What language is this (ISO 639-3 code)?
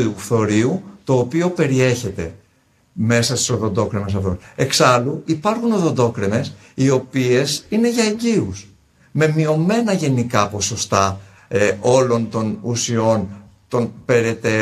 ell